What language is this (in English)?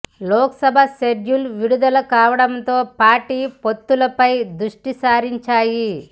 Telugu